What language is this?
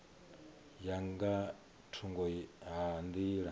Venda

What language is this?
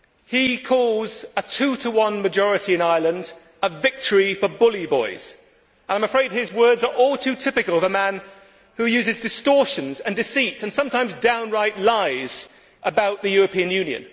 English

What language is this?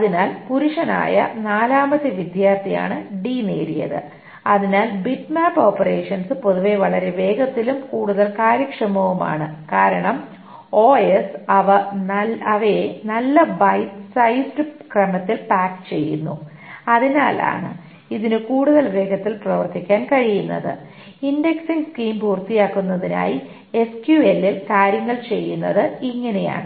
Malayalam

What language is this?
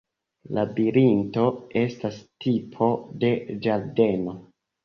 Esperanto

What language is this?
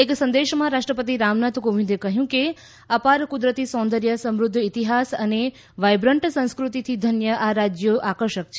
Gujarati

